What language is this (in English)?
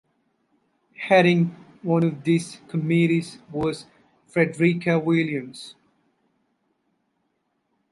English